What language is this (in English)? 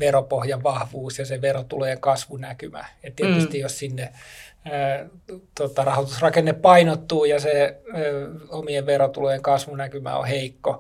Finnish